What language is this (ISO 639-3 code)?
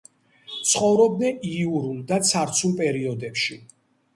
kat